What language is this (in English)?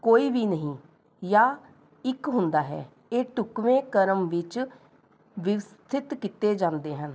Punjabi